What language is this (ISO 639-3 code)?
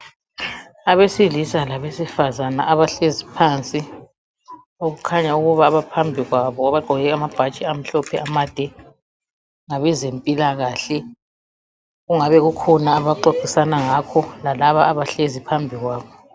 nde